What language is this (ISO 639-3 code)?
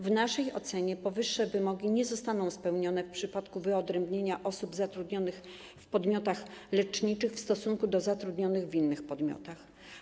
pol